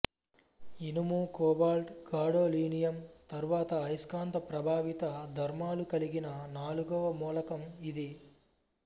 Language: Telugu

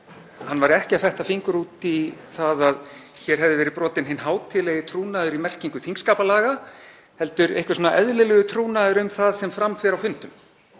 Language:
Icelandic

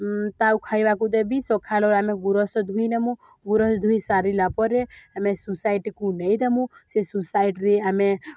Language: Odia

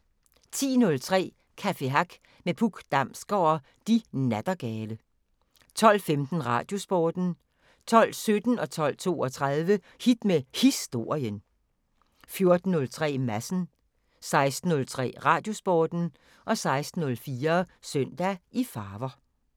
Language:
Danish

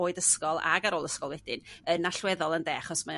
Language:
Welsh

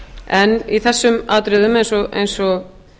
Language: Icelandic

